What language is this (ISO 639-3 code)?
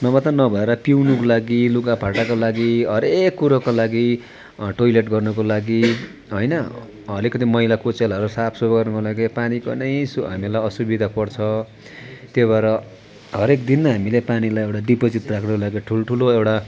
nep